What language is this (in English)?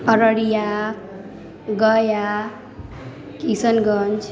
Maithili